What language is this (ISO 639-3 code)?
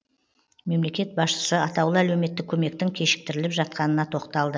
kaz